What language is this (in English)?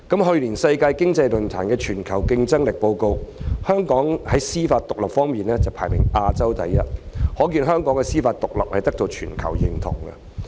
Cantonese